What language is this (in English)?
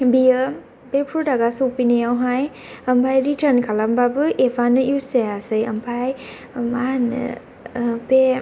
Bodo